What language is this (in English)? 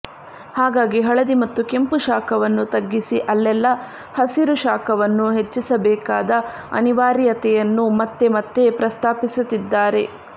Kannada